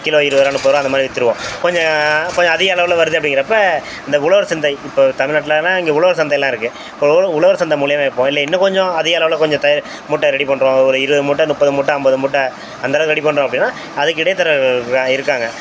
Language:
Tamil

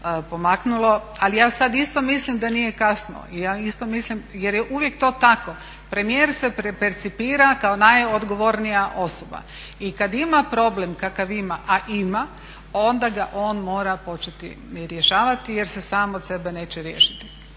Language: Croatian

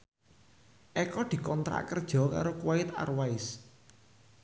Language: Javanese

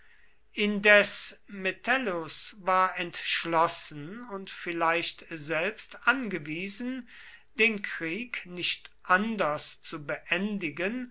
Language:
German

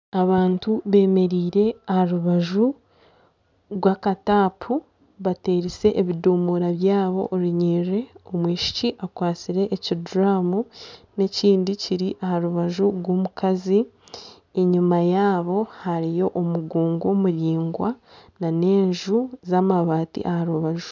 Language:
Nyankole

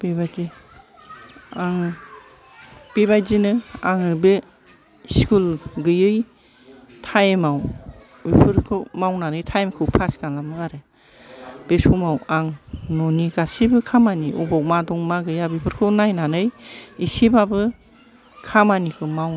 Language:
Bodo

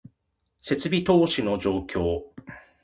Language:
Japanese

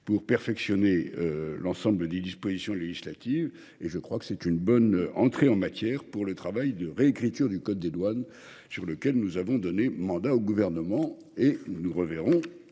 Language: French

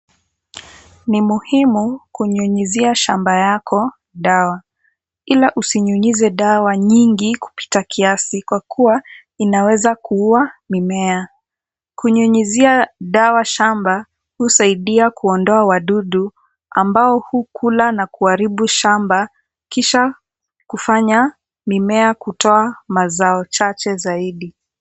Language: Swahili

